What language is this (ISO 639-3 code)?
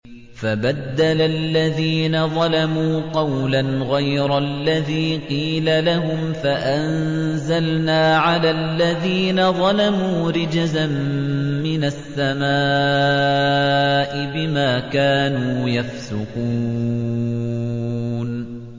ara